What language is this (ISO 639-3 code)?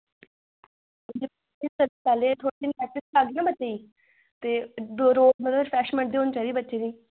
doi